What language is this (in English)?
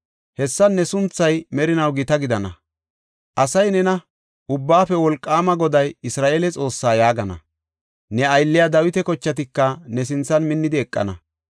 Gofa